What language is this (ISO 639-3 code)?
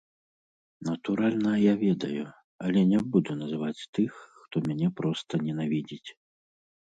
bel